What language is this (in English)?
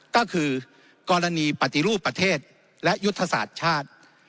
Thai